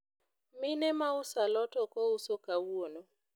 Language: Luo (Kenya and Tanzania)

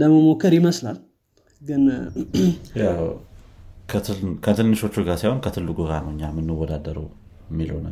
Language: Amharic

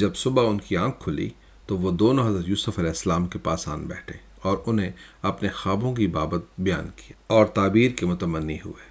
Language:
Urdu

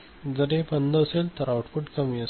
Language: Marathi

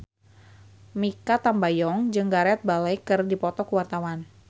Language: Sundanese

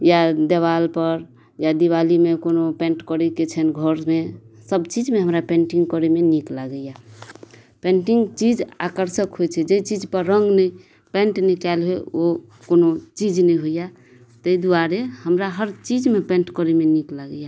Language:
Maithili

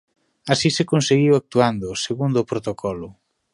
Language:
Galician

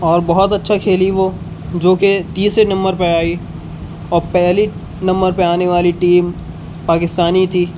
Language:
Urdu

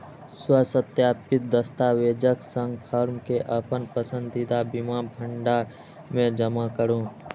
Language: Maithili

